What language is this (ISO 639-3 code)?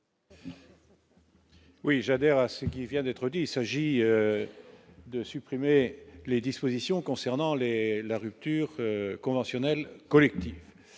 fra